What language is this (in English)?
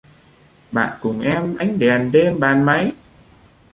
Vietnamese